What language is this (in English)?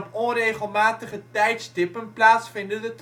Dutch